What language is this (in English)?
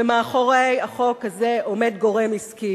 Hebrew